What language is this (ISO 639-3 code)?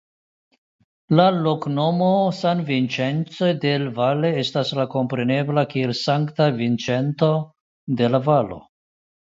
epo